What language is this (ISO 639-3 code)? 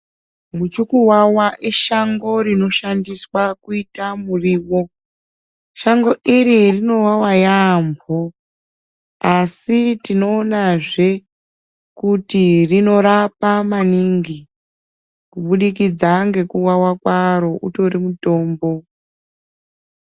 ndc